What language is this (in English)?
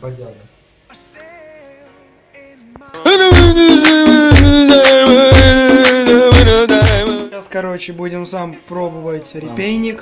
Russian